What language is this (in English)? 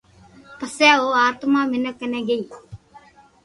Loarki